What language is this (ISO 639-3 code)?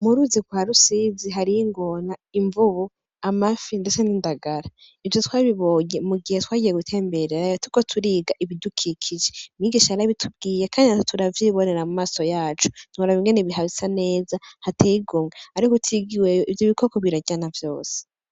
run